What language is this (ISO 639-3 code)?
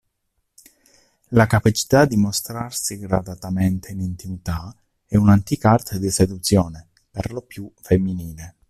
ita